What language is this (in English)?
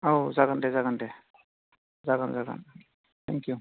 Bodo